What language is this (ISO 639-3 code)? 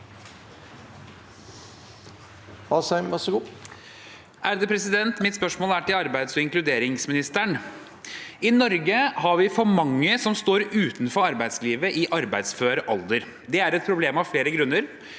nor